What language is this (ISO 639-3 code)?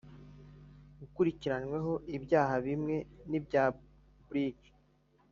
kin